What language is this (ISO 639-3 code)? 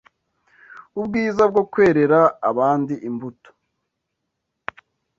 kin